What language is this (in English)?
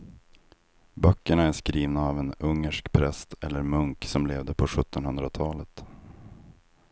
Swedish